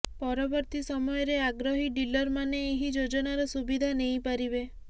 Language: Odia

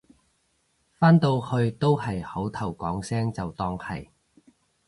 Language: Cantonese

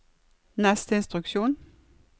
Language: Norwegian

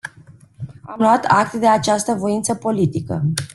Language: Romanian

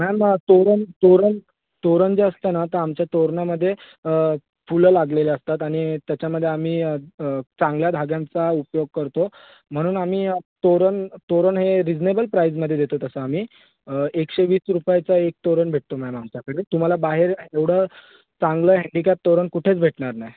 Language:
Marathi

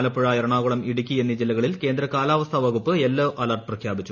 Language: Malayalam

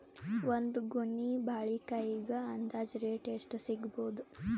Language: Kannada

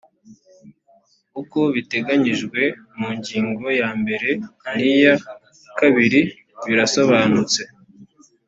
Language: Kinyarwanda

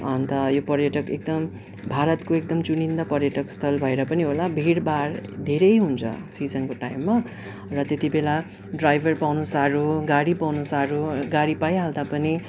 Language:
Nepali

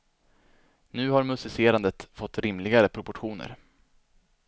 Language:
Swedish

